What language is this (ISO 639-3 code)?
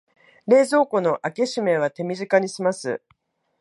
jpn